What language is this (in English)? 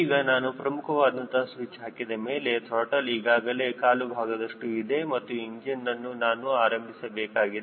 Kannada